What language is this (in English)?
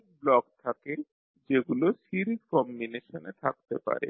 Bangla